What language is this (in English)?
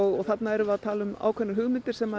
Icelandic